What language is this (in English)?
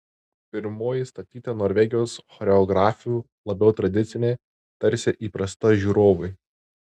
Lithuanian